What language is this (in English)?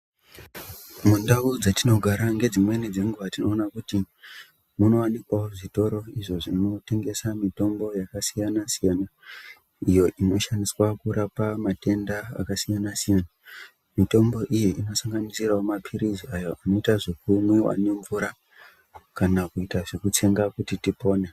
Ndau